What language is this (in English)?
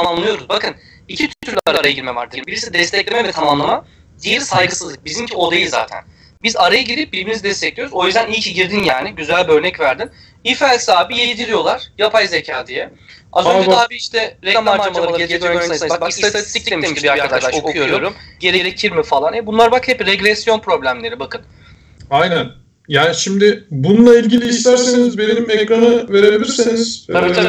Turkish